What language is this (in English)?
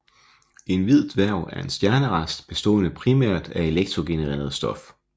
Danish